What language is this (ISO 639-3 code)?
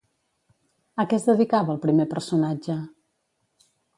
cat